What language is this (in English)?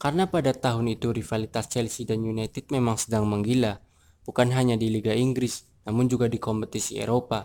Indonesian